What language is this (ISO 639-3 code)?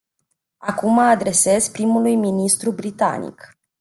ron